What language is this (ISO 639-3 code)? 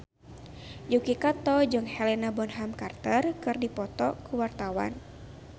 sun